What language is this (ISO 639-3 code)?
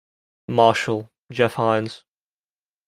eng